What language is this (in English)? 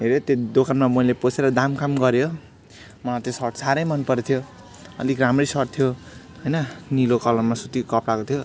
Nepali